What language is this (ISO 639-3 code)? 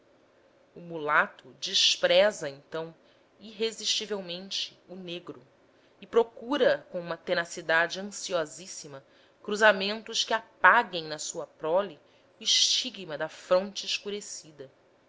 por